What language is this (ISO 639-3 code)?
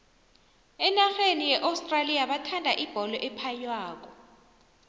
nbl